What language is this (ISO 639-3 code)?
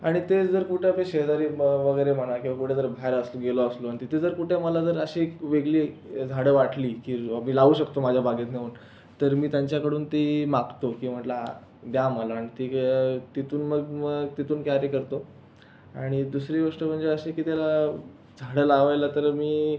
mar